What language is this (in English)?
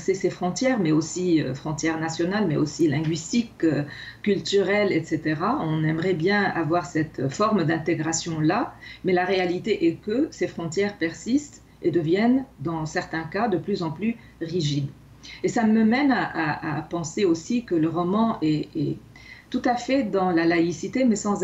French